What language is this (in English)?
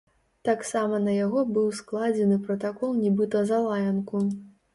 Belarusian